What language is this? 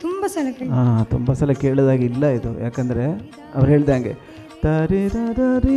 Kannada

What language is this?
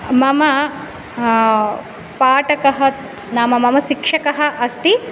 Sanskrit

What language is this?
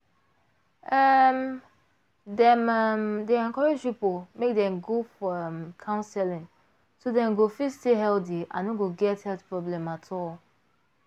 Nigerian Pidgin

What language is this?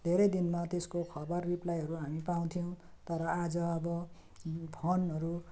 Nepali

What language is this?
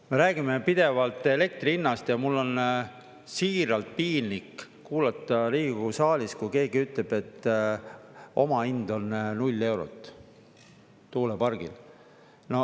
Estonian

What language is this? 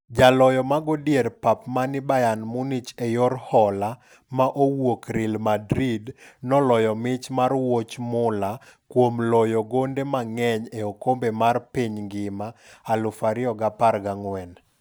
Luo (Kenya and Tanzania)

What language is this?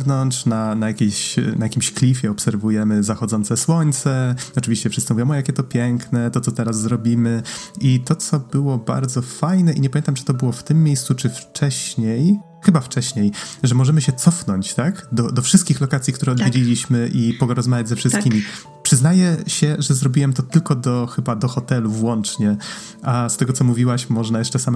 Polish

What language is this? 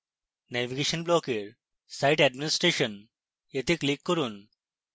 Bangla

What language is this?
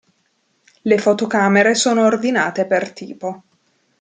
Italian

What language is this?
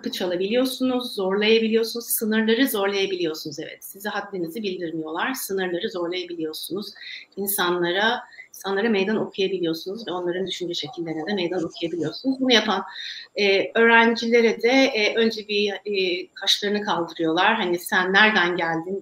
Turkish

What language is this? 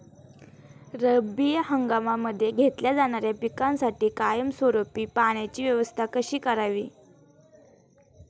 Marathi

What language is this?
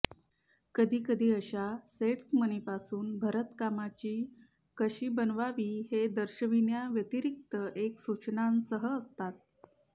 Marathi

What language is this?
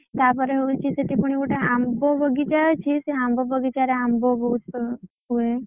Odia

